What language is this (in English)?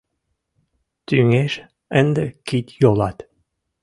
Mari